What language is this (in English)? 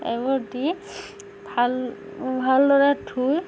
Assamese